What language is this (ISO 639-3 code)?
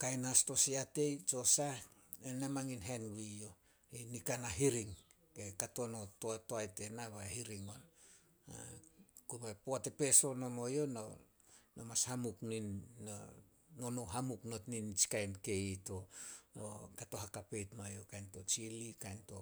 sol